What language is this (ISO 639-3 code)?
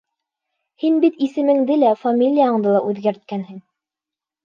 bak